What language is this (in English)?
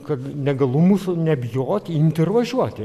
Lithuanian